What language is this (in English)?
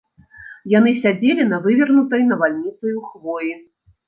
Belarusian